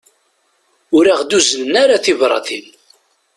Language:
Kabyle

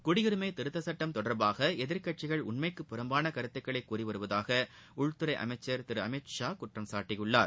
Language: Tamil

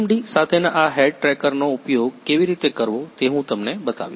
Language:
Gujarati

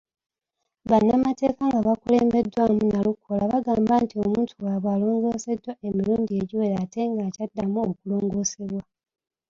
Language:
Ganda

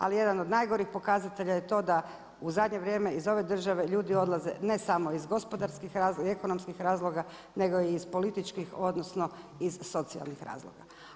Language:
Croatian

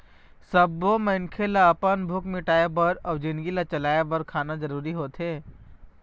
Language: Chhattisgarhi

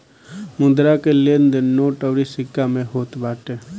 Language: Bhojpuri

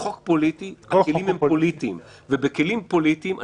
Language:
Hebrew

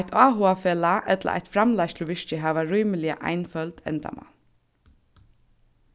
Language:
Faroese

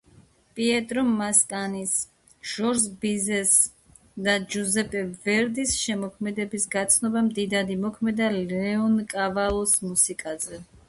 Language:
Georgian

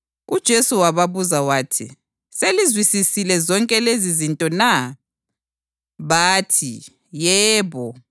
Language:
North Ndebele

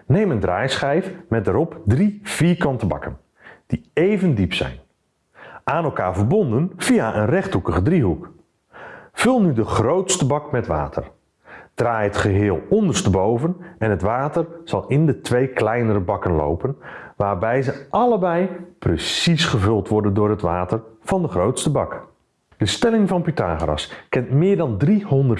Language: Dutch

